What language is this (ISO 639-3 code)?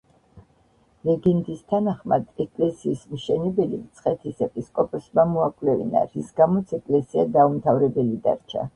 kat